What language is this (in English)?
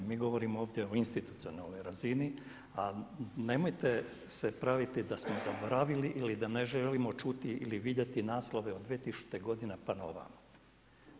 Croatian